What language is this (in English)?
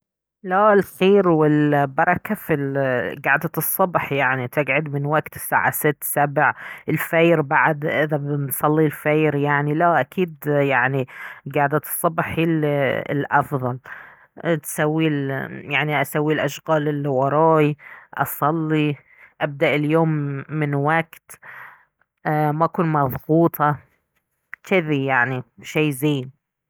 Baharna Arabic